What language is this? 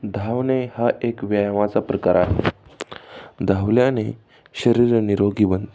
Marathi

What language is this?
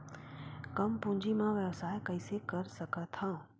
Chhattisgarhi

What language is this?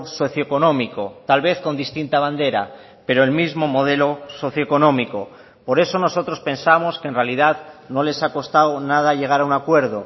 Spanish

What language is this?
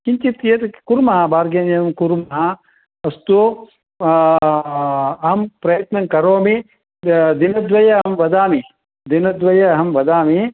Sanskrit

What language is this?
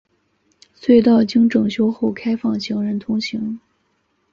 Chinese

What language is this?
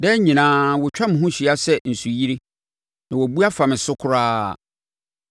Akan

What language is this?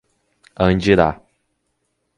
Portuguese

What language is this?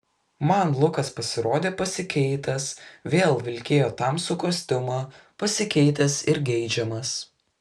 Lithuanian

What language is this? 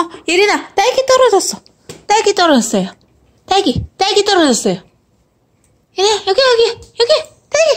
Korean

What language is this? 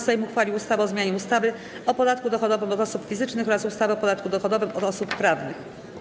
Polish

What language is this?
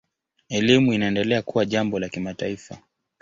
Swahili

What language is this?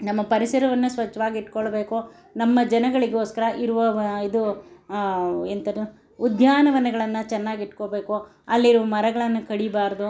Kannada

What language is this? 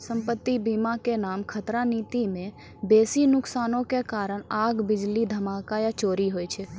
Maithili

